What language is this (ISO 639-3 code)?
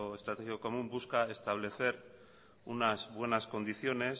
spa